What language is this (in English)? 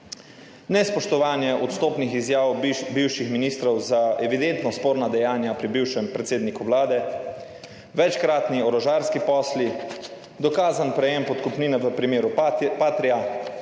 Slovenian